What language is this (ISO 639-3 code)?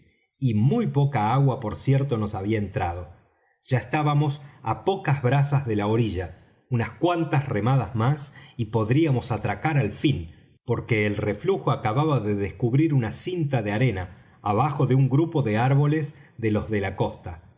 spa